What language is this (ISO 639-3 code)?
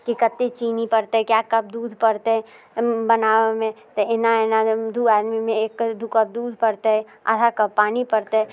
mai